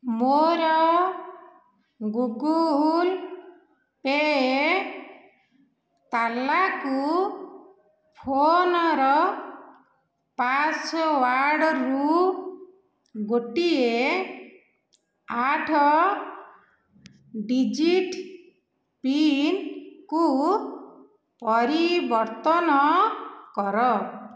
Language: Odia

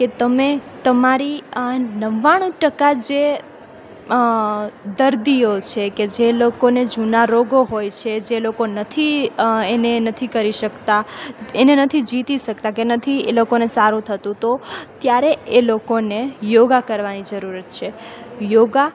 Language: Gujarati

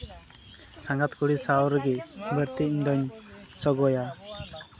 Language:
Santali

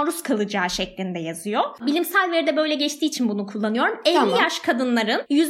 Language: Turkish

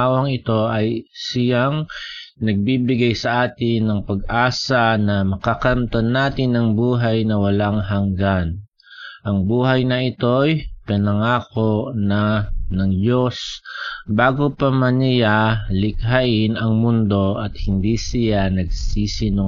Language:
Filipino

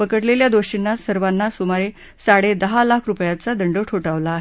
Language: Marathi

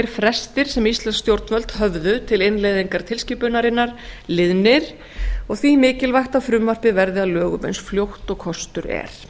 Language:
Icelandic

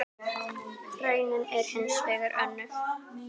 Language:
Icelandic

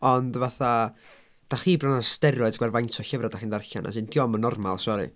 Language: Welsh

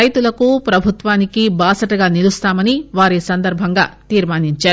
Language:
Telugu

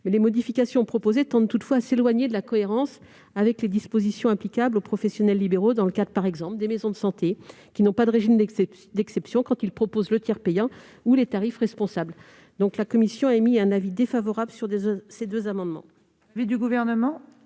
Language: French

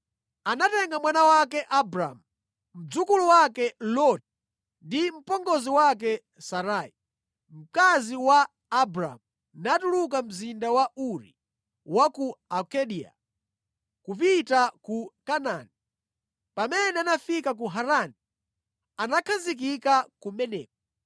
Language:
Nyanja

